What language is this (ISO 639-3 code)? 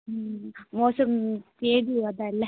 doi